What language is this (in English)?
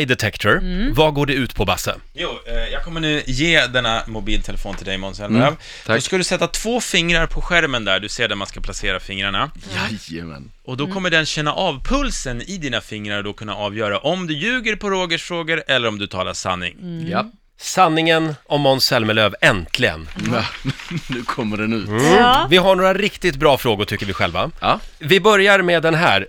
Swedish